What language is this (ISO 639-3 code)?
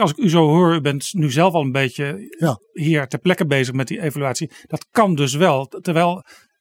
nld